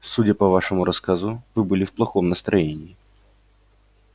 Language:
Russian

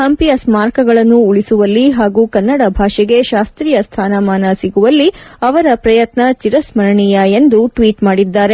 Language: Kannada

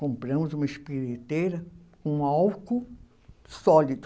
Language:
Portuguese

